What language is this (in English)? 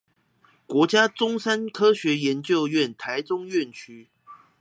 Chinese